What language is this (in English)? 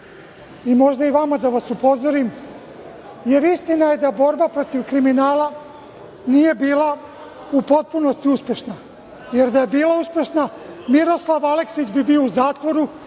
Serbian